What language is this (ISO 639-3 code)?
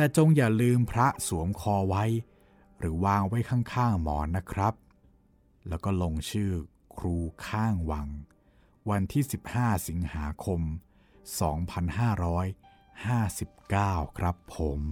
tha